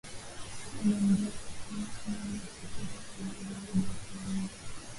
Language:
Swahili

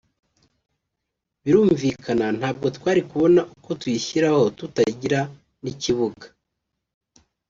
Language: Kinyarwanda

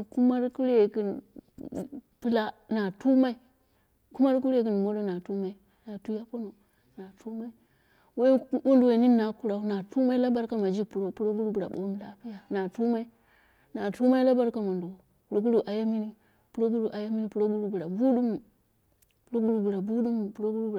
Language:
Dera (Nigeria)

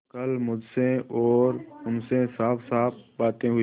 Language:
Hindi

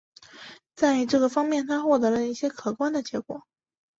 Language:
Chinese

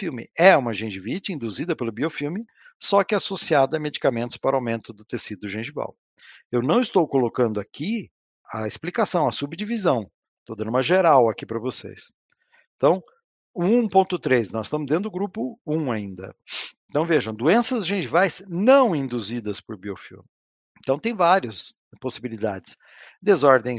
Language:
Portuguese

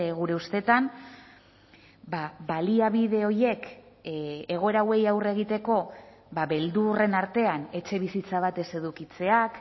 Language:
Basque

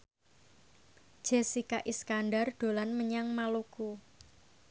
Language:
Javanese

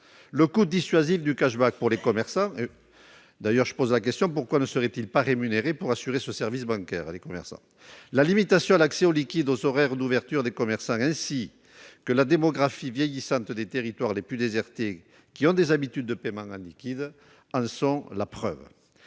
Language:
French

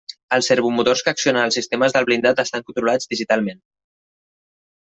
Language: Catalan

